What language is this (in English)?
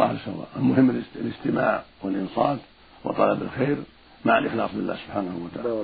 Arabic